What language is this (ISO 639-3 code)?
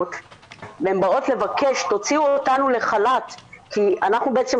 heb